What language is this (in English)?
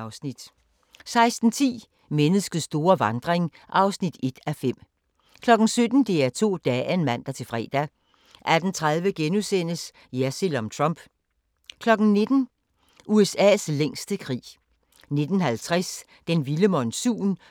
Danish